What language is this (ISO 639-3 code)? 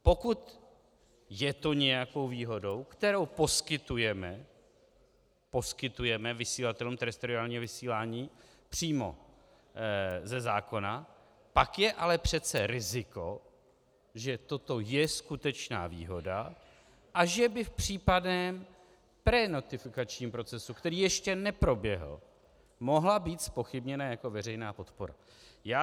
ces